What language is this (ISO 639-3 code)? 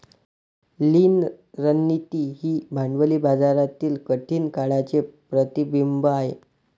mar